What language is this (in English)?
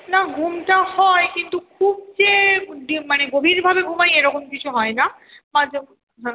Bangla